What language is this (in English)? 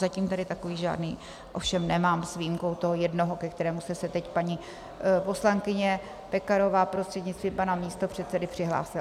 Czech